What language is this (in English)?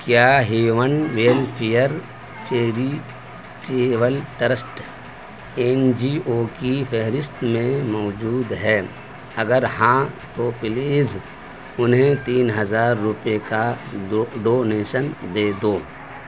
Urdu